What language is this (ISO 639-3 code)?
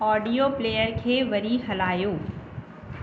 snd